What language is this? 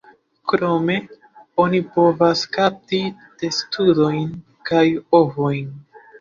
Esperanto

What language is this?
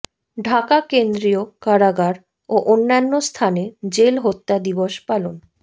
Bangla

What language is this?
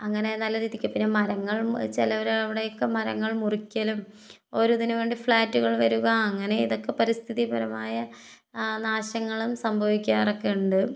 Malayalam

